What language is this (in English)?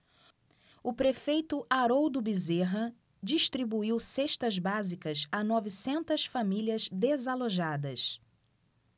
Portuguese